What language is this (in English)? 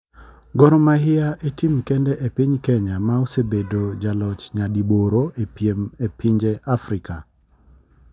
Luo (Kenya and Tanzania)